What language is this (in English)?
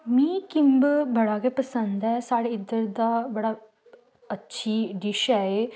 Dogri